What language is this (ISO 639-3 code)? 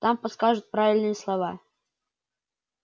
rus